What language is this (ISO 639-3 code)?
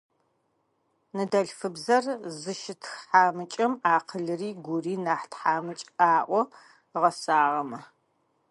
ady